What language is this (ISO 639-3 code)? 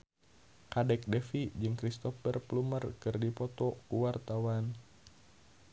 sun